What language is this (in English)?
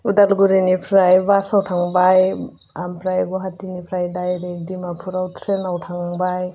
Bodo